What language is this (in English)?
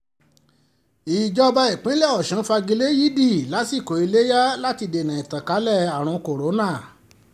Yoruba